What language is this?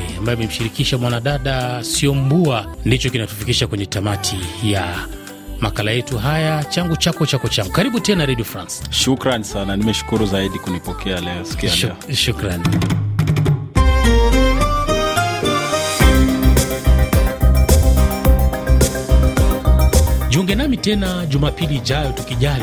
Swahili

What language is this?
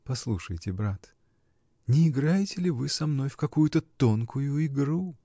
Russian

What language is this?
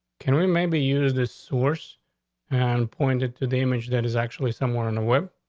English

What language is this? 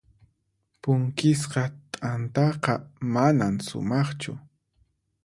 Puno Quechua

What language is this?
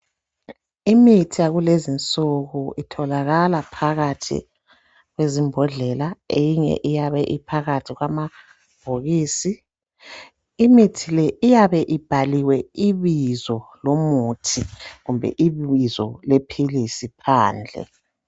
North Ndebele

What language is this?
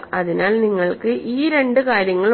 Malayalam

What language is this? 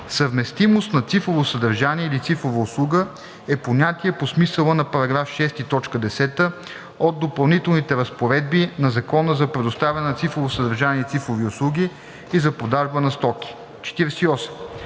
Bulgarian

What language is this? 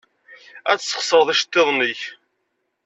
Kabyle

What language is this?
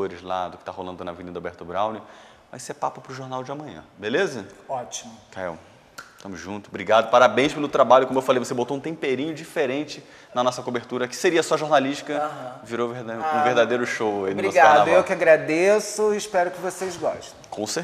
Portuguese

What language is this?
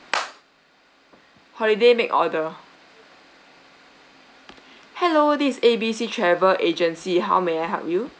English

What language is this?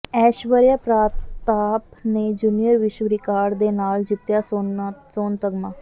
Punjabi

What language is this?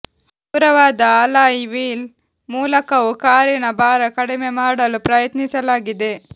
Kannada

